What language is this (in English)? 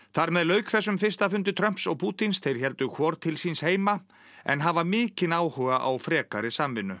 Icelandic